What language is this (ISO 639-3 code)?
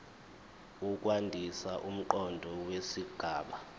zul